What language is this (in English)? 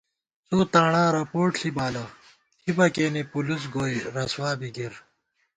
Gawar-Bati